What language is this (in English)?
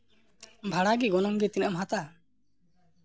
Santali